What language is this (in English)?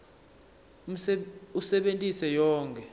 Swati